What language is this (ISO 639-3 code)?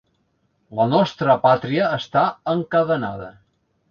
cat